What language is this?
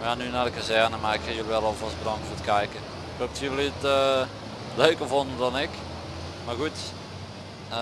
Dutch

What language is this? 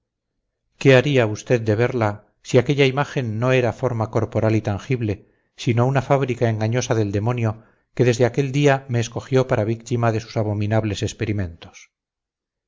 Spanish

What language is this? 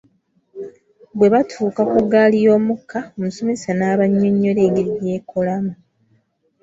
Ganda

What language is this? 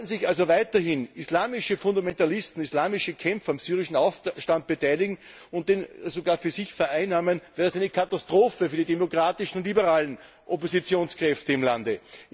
German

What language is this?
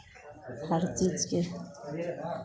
Maithili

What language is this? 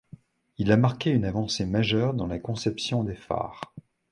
French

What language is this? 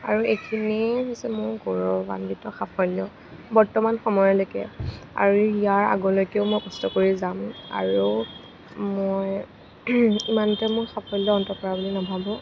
Assamese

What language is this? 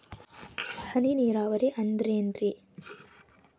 Kannada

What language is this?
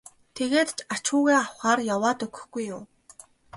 Mongolian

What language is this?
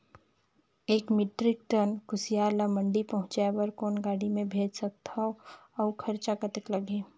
Chhattisgarhi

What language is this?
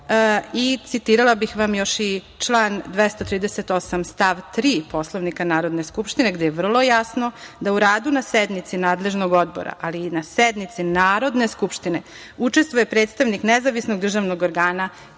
Serbian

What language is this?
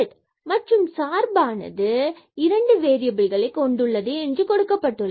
Tamil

